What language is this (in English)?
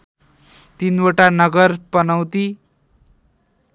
Nepali